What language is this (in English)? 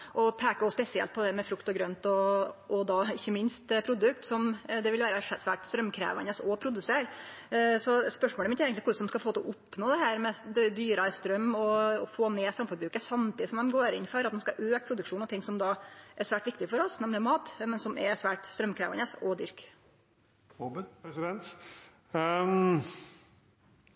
Norwegian